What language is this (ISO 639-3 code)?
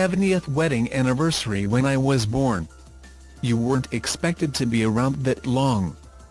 eng